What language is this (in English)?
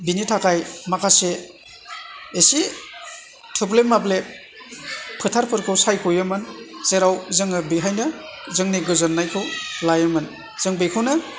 Bodo